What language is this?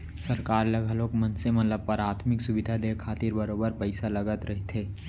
Chhattisgarhi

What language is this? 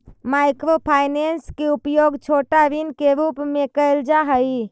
Magahi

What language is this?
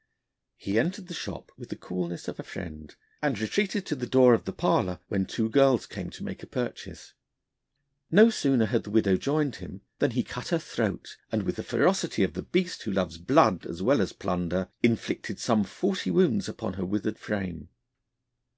English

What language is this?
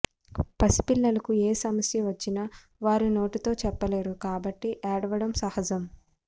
Telugu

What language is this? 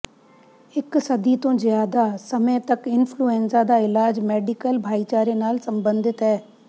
Punjabi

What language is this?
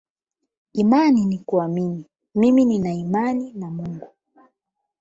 Swahili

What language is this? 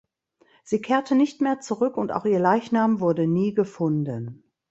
German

